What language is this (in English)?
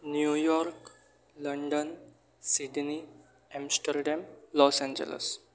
Gujarati